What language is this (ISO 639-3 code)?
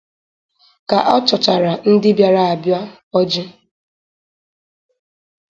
ibo